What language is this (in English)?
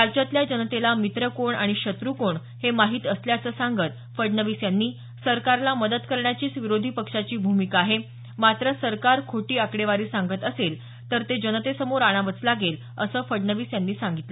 Marathi